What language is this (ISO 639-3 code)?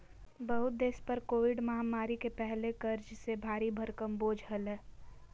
mag